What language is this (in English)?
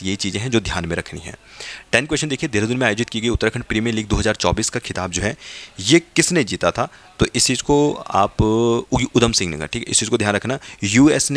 Hindi